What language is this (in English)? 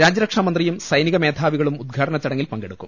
Malayalam